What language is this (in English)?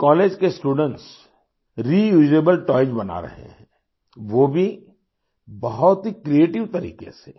Hindi